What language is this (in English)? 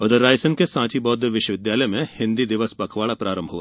Hindi